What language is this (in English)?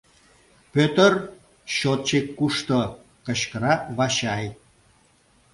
Mari